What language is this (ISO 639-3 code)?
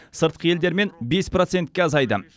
kaz